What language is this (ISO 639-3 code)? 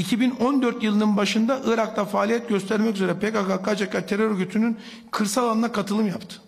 tur